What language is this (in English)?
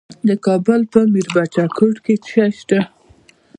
Pashto